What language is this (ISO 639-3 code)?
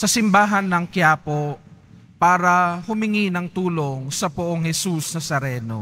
fil